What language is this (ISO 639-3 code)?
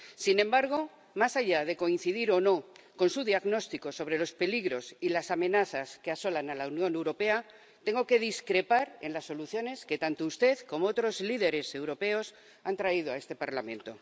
spa